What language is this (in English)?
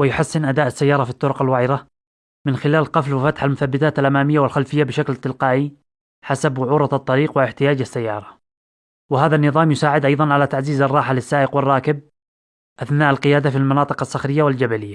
Arabic